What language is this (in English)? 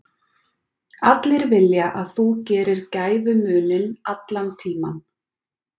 Icelandic